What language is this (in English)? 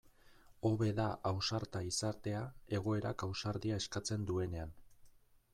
Basque